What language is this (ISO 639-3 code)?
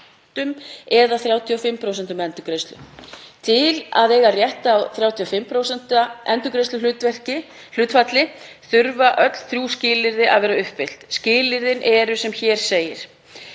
isl